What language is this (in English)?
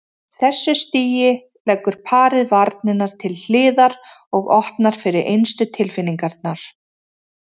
Icelandic